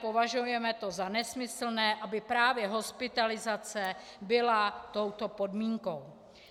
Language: Czech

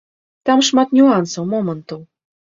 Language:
Belarusian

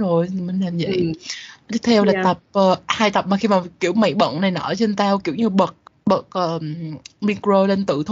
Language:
Vietnamese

